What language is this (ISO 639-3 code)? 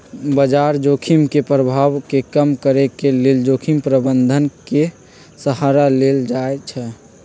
mag